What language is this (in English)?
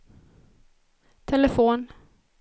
Swedish